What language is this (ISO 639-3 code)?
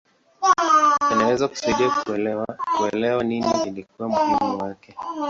swa